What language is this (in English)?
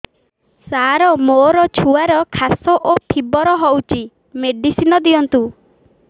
Odia